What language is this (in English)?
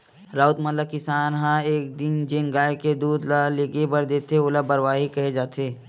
Chhattisgarhi